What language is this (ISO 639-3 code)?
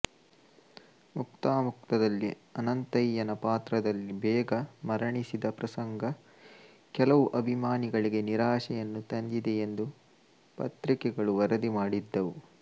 kan